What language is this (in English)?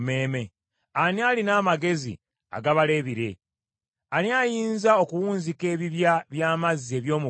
Ganda